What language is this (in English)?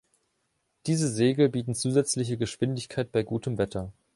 German